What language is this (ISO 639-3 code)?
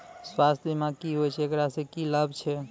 mai